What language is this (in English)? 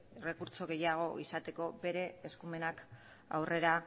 Basque